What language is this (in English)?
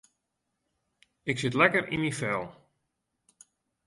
Western Frisian